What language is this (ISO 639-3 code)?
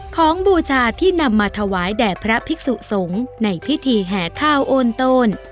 tha